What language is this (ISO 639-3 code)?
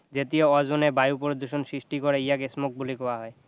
asm